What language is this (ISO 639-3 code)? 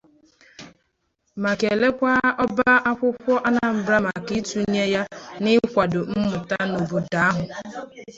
ibo